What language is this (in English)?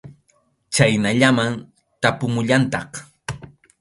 Arequipa-La Unión Quechua